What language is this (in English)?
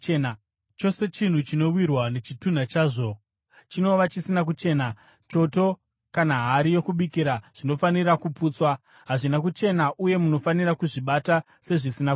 Shona